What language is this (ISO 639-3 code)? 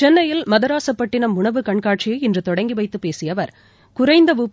tam